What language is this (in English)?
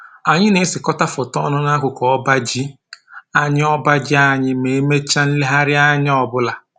Igbo